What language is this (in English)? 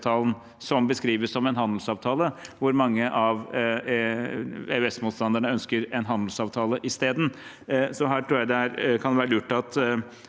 Norwegian